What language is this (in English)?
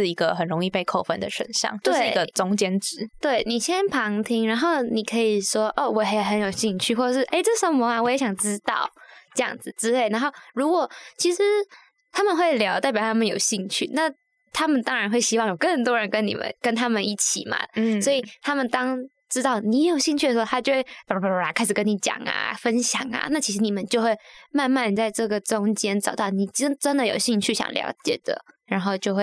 Chinese